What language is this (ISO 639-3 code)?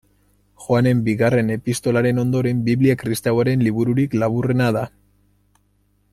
eus